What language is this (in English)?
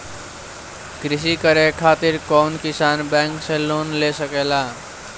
Bhojpuri